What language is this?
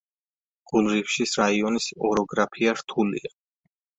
Georgian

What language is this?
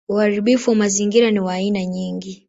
Swahili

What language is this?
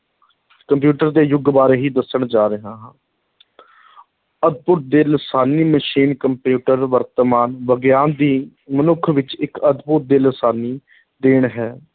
Punjabi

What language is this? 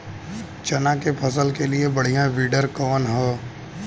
Bhojpuri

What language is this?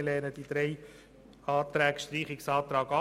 Swiss German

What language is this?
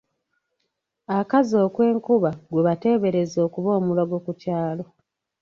Ganda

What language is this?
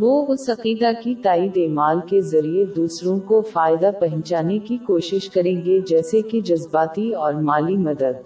Urdu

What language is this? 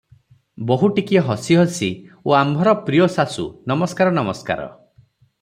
Odia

